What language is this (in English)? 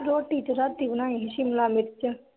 Punjabi